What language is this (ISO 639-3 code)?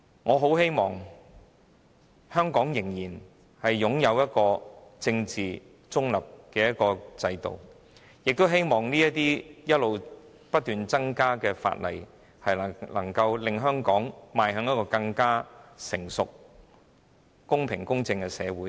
yue